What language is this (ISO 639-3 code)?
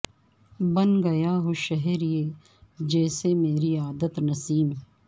urd